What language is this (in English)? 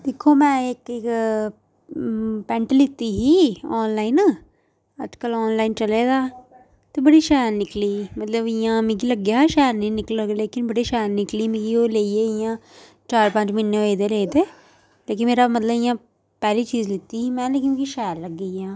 Dogri